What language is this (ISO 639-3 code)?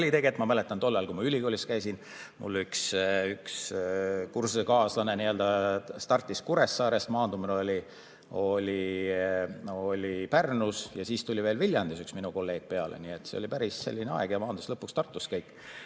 est